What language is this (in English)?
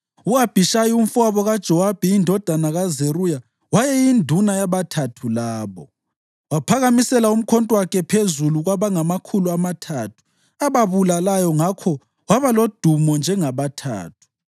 North Ndebele